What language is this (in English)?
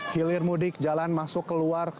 Indonesian